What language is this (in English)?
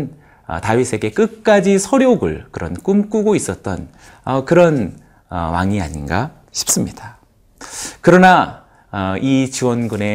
Korean